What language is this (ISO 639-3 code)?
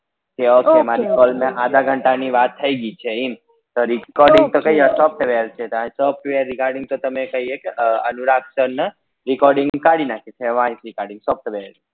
guj